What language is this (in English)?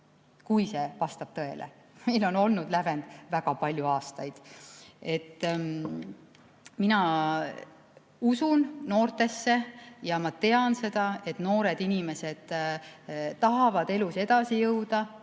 Estonian